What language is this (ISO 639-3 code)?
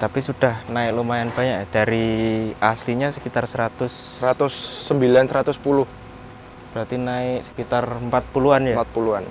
ind